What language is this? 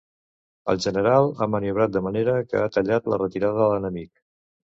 Catalan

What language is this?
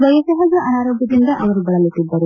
Kannada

